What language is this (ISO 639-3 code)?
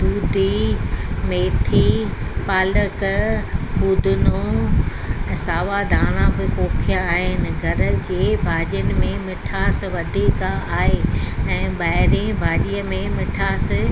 snd